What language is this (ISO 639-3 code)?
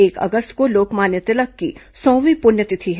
hin